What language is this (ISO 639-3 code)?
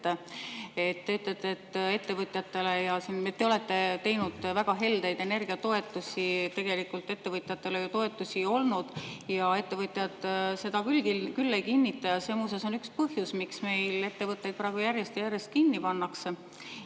est